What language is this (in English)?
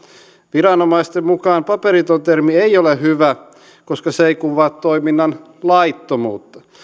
Finnish